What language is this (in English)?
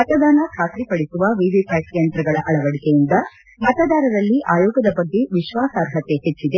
Kannada